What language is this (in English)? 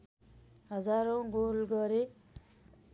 Nepali